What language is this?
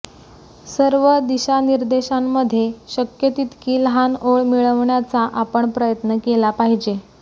Marathi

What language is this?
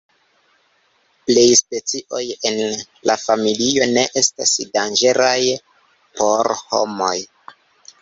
Esperanto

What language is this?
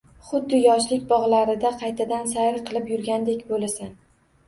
Uzbek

